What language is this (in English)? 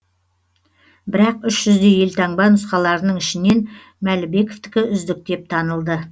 Kazakh